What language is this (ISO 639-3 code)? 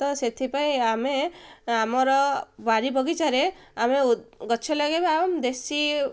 ori